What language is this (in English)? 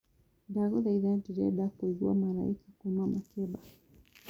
Kikuyu